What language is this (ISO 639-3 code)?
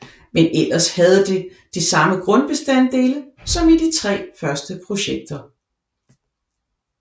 dan